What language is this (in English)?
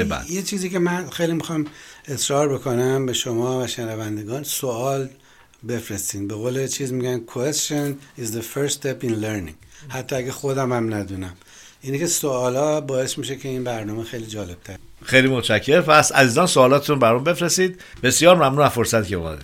Persian